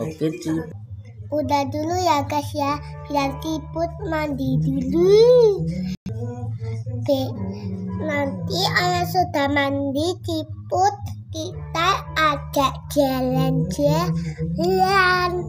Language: Indonesian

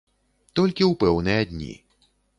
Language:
Belarusian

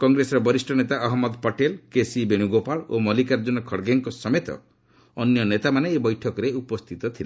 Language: Odia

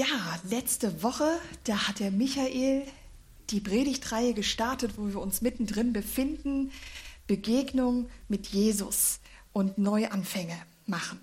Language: German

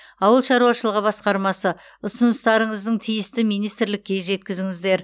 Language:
Kazakh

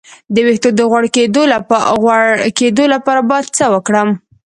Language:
Pashto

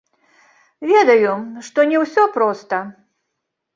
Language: Belarusian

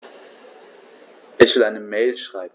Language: German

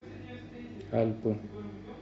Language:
Russian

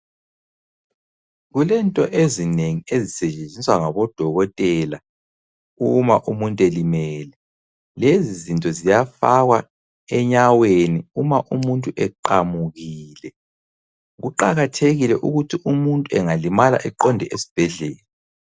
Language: North Ndebele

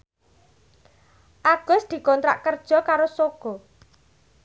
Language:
Javanese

